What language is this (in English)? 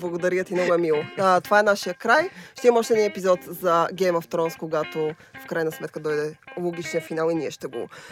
Bulgarian